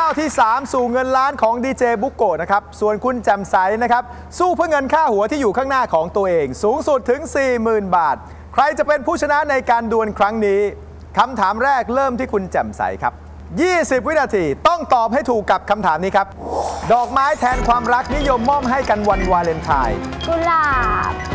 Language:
Thai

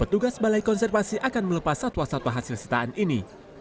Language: Indonesian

